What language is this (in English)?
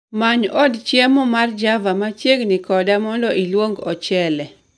Luo (Kenya and Tanzania)